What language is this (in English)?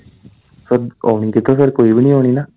Punjabi